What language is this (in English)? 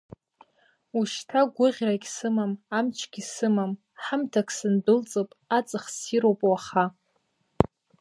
Abkhazian